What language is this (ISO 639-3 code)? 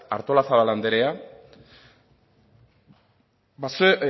eus